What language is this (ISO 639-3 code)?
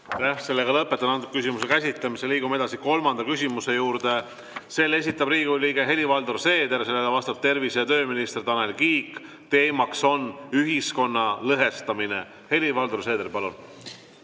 est